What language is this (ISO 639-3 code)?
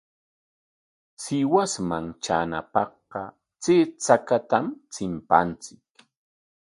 qwa